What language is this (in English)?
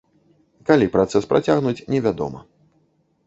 Belarusian